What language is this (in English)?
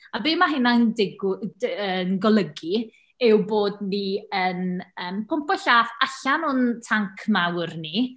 Welsh